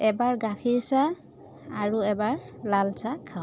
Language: Assamese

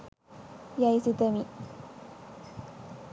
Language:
Sinhala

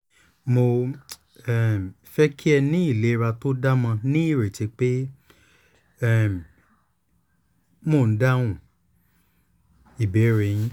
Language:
Yoruba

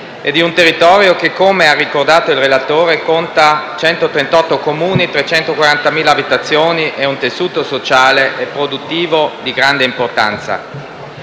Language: Italian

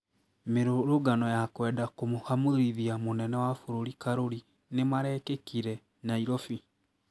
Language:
Kikuyu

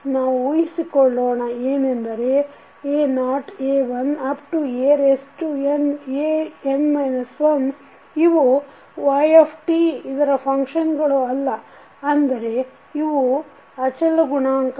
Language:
Kannada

